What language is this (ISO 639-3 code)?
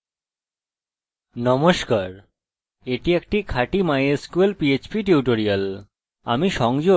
ben